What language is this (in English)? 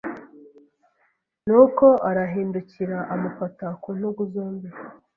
Kinyarwanda